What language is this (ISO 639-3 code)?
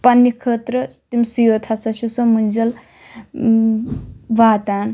kas